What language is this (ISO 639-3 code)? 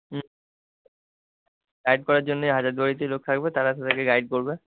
ben